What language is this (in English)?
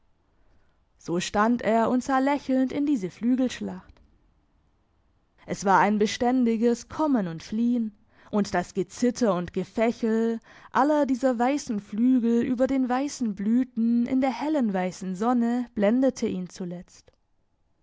German